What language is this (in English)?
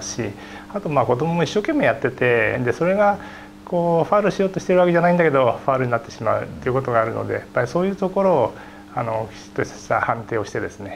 Japanese